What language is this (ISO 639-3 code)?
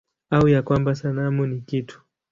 swa